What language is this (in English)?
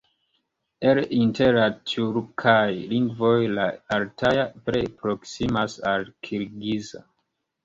Esperanto